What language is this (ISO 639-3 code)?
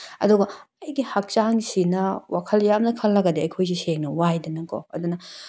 mni